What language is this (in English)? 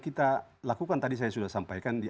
Indonesian